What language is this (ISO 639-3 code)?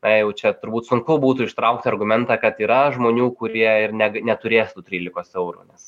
lit